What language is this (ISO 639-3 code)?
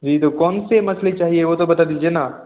hin